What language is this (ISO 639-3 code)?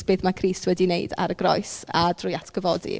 cym